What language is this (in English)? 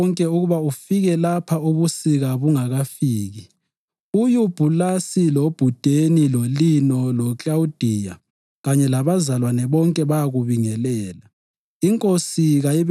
North Ndebele